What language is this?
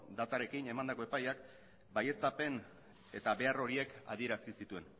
Basque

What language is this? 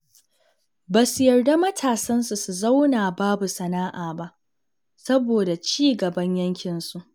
Hausa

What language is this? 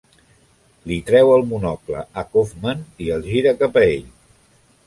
Catalan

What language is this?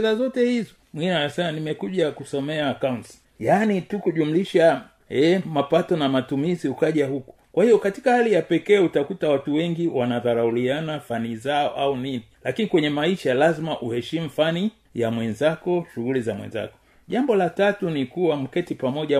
Swahili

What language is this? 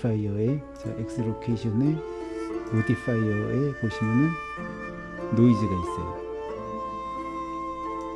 Korean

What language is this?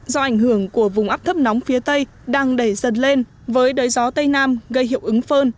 Vietnamese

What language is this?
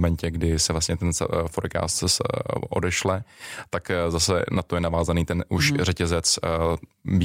Czech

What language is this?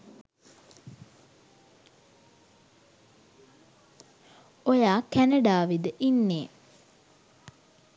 Sinhala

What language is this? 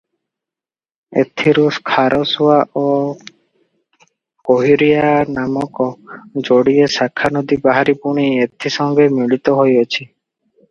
Odia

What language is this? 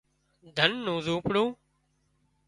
Wadiyara Koli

